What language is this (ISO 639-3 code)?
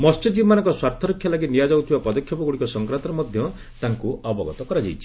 ori